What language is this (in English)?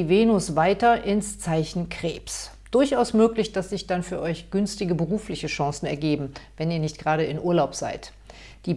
German